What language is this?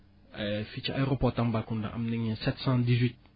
Wolof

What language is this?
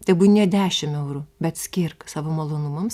Lithuanian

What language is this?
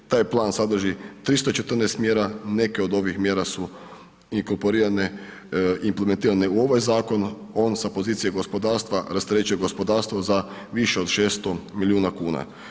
Croatian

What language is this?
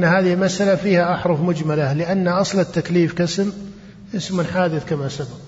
Arabic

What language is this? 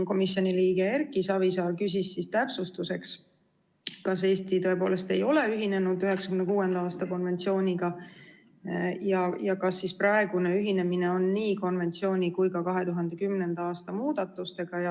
Estonian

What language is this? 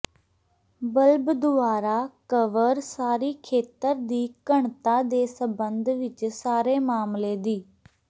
Punjabi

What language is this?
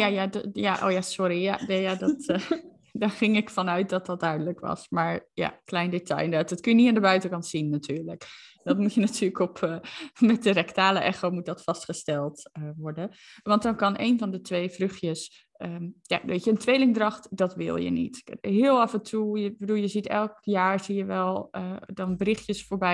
Dutch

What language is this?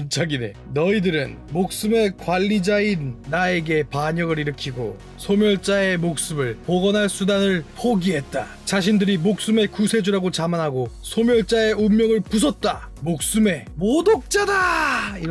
Korean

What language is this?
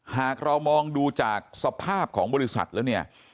Thai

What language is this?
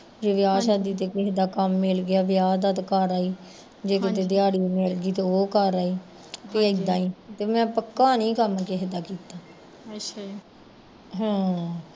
Punjabi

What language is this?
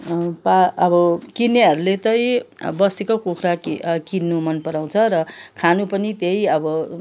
Nepali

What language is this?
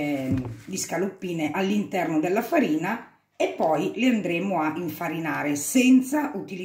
Italian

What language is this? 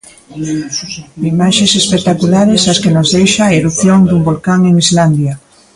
Galician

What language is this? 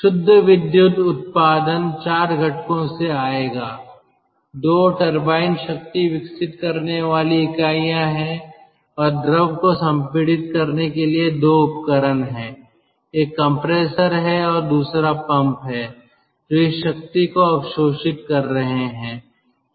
Hindi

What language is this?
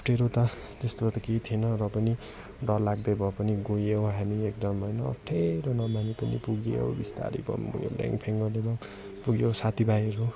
Nepali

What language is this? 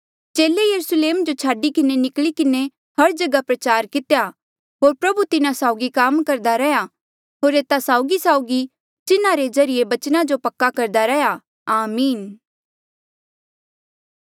Mandeali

